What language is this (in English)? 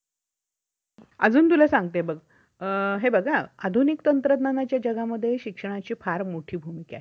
Marathi